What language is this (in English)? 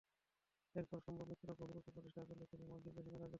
Bangla